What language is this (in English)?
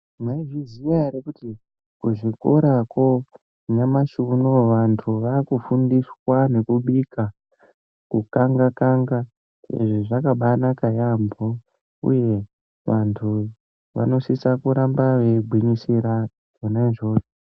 Ndau